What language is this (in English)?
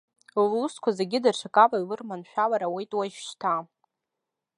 Abkhazian